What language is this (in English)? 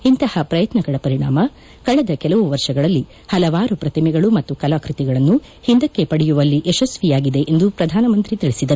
Kannada